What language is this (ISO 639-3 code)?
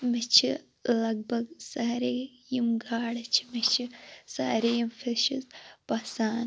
kas